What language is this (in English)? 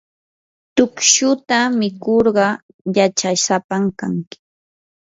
Yanahuanca Pasco Quechua